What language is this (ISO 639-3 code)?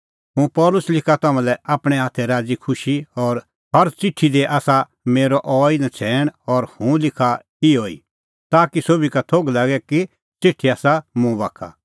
kfx